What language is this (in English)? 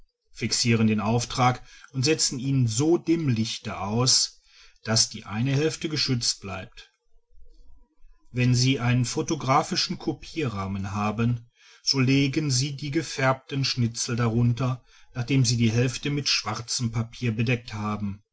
German